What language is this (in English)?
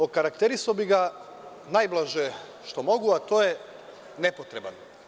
Serbian